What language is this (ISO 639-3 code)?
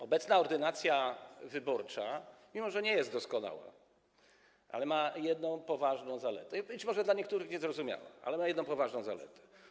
pol